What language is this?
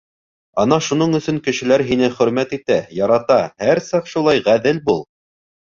Bashkir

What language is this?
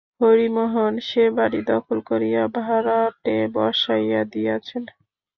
Bangla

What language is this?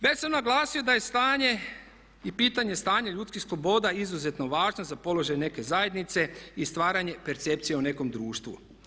Croatian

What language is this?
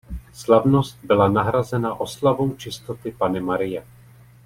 Czech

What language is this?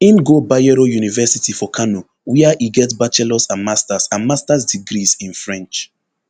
Nigerian Pidgin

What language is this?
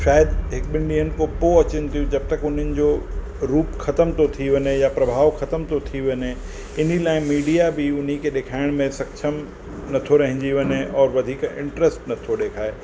Sindhi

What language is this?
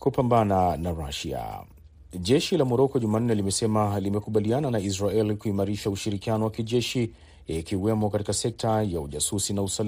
Swahili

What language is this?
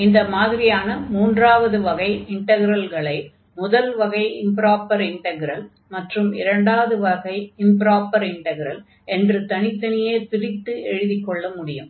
Tamil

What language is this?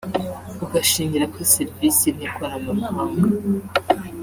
Kinyarwanda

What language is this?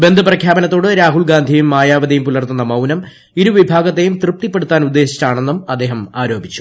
Malayalam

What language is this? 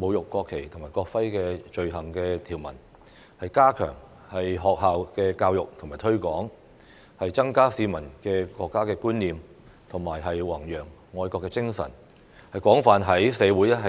Cantonese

